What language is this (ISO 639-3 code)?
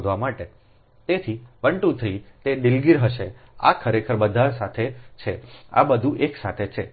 guj